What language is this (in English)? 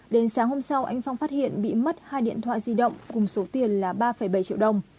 Vietnamese